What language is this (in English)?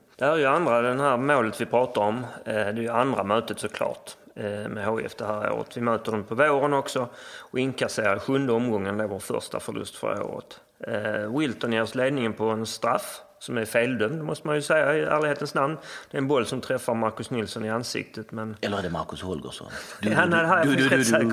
Swedish